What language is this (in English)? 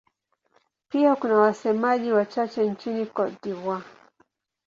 Swahili